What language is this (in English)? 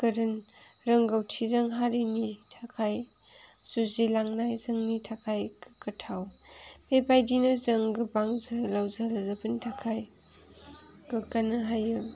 Bodo